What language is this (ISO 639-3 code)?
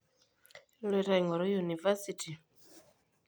mas